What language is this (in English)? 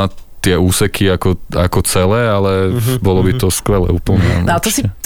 Slovak